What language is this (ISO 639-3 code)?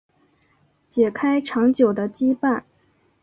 zho